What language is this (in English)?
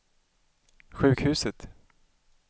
Swedish